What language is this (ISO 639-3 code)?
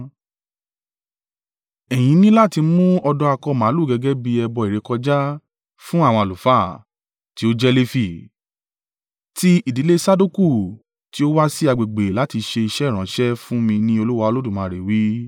yor